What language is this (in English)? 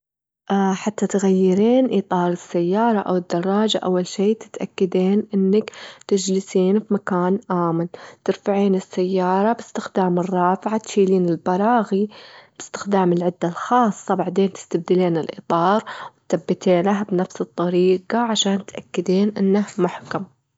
Gulf Arabic